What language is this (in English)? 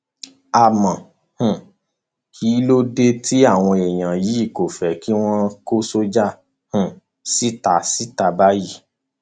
Yoruba